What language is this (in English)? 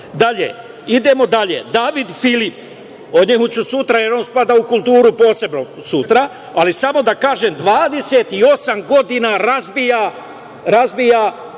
Serbian